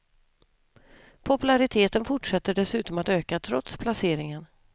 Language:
Swedish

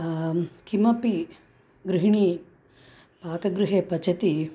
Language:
Sanskrit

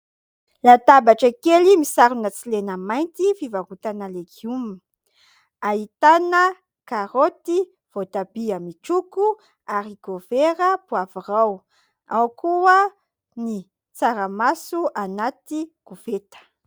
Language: Malagasy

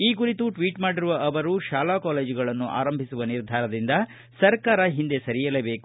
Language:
Kannada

